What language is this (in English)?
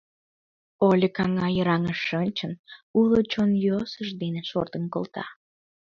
Mari